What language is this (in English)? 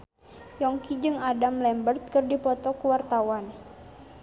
Sundanese